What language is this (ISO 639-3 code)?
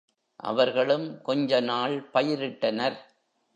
tam